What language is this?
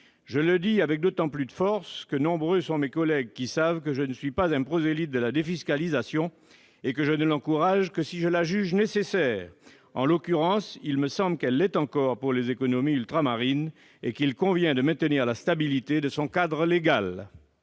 French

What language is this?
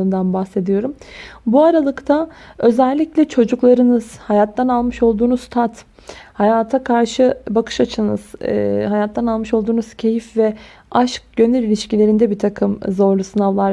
Turkish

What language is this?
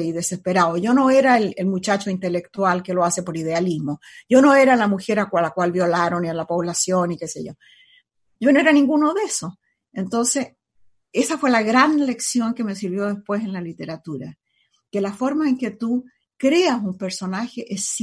Spanish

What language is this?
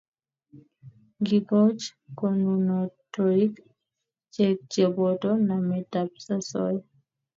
Kalenjin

